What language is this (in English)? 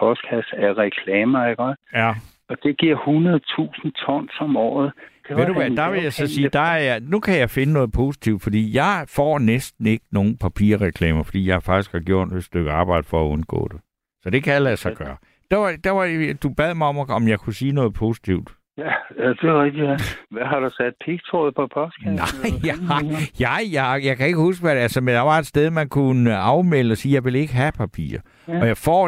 Danish